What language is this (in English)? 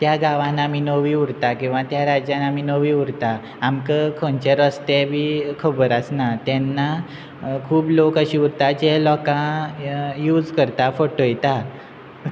Konkani